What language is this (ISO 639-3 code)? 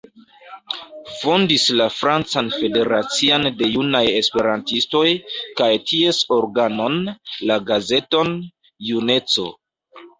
epo